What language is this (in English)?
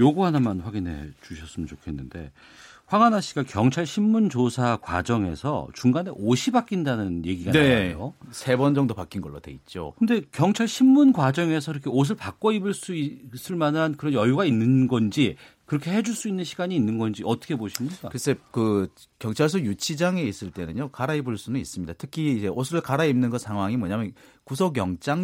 Korean